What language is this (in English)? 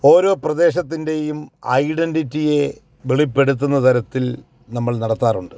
Malayalam